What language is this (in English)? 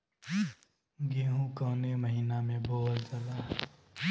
Bhojpuri